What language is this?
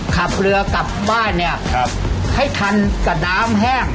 Thai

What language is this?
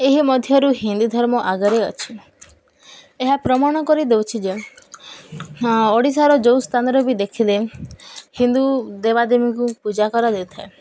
Odia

